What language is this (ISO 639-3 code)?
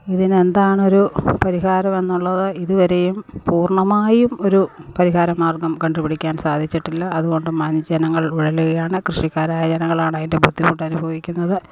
mal